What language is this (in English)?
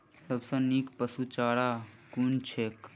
Maithili